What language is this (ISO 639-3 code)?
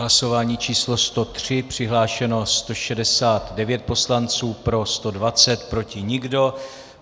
ces